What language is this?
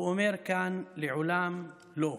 Hebrew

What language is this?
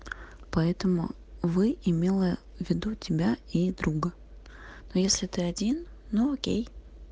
Russian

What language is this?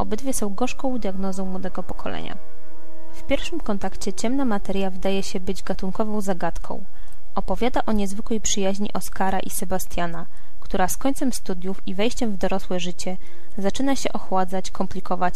Polish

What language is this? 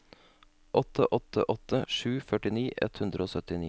Norwegian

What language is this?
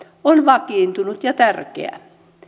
Finnish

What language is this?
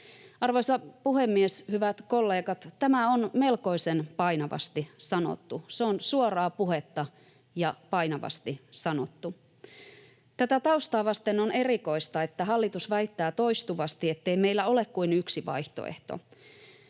Finnish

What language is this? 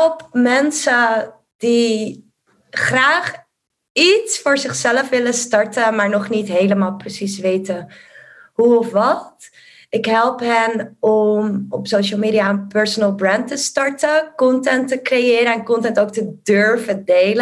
Dutch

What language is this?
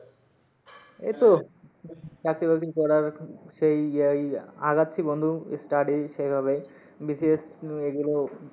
Bangla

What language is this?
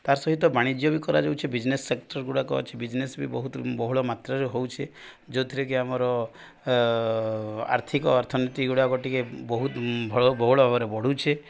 Odia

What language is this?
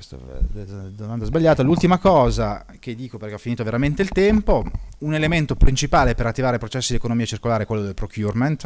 Italian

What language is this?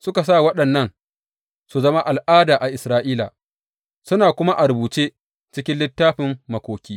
Hausa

